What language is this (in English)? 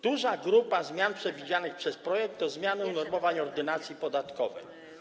Polish